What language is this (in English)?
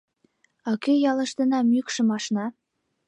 Mari